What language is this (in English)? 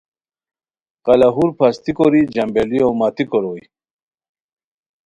Khowar